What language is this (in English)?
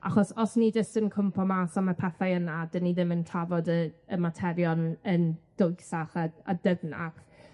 Welsh